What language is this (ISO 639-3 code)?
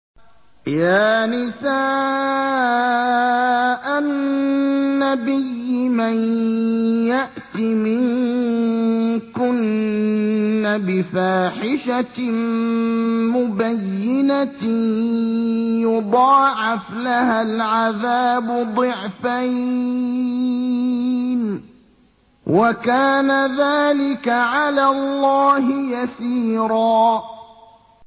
ara